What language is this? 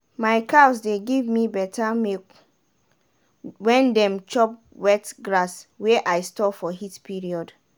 Nigerian Pidgin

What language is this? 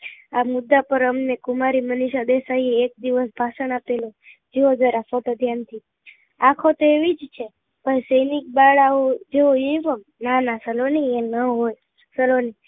Gujarati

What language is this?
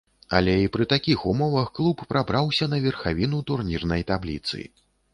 Belarusian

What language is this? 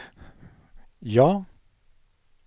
Swedish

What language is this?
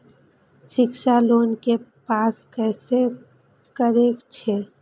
Maithili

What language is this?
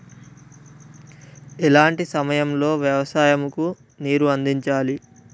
Telugu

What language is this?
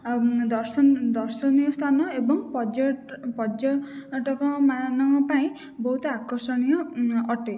Odia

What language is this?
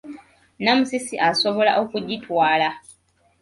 Ganda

